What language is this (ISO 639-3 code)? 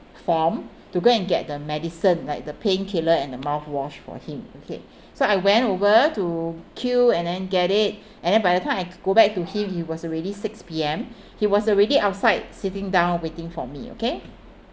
eng